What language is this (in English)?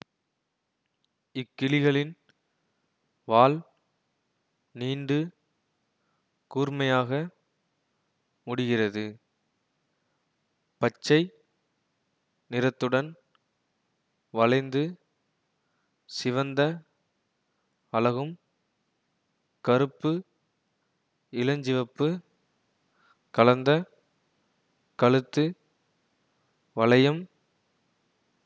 Tamil